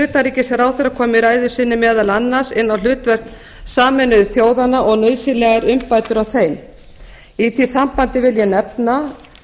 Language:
Icelandic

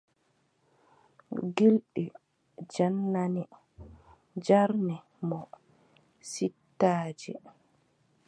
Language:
Adamawa Fulfulde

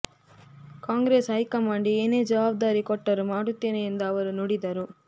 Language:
Kannada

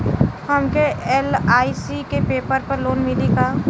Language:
Bhojpuri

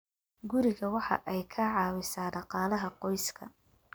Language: Somali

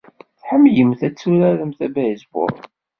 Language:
Kabyle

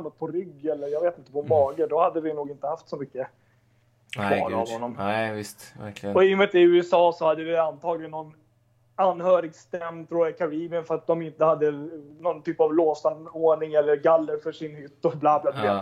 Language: Swedish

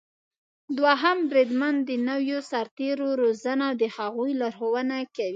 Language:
Pashto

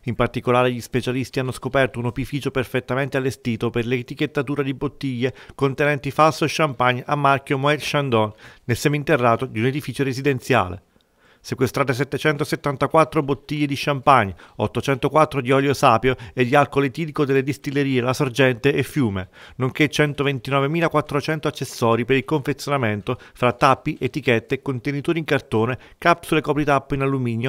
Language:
Italian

